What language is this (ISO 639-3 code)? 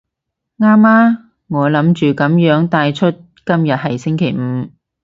yue